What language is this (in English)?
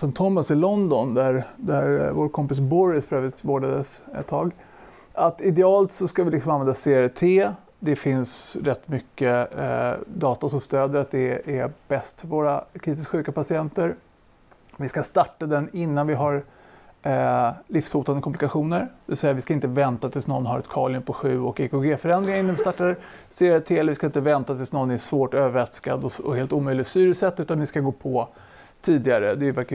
Swedish